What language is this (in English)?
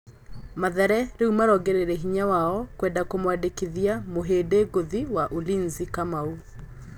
Kikuyu